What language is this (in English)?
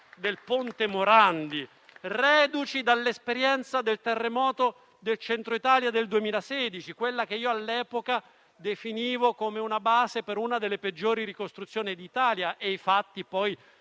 Italian